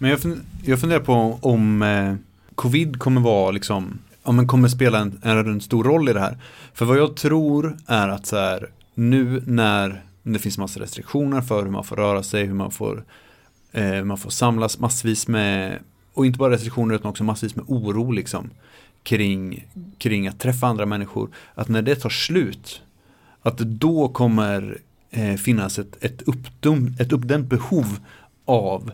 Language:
Swedish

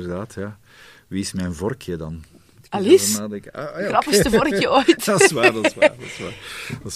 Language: Dutch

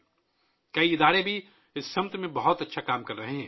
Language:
Urdu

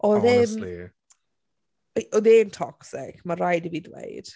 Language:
Welsh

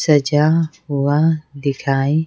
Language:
Hindi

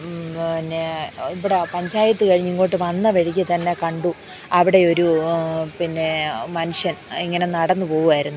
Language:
Malayalam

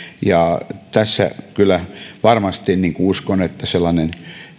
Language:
Finnish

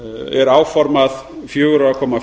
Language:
Icelandic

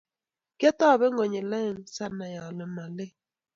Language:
Kalenjin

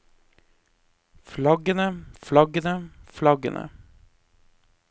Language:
Norwegian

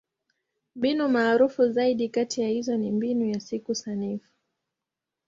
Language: Swahili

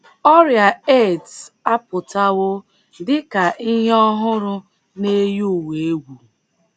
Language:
Igbo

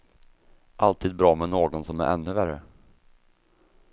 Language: Swedish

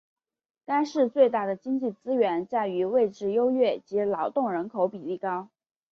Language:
Chinese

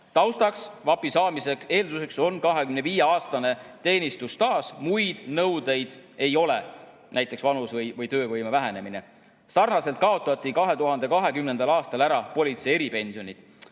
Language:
Estonian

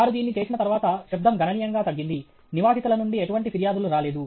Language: Telugu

